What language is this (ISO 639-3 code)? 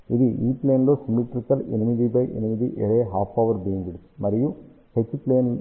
tel